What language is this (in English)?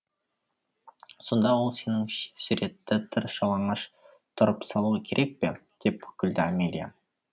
Kazakh